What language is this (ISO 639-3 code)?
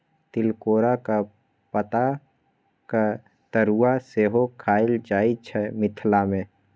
mai